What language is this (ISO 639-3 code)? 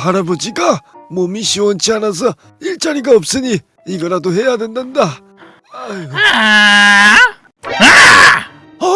kor